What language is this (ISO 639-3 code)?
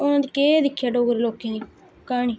doi